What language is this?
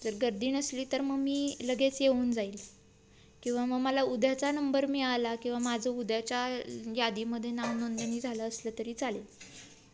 Marathi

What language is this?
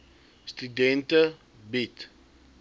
Afrikaans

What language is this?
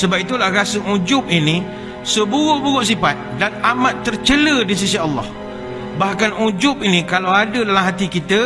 Malay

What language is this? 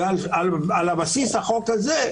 Hebrew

